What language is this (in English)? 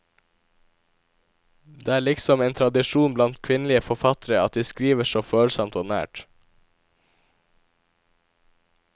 Norwegian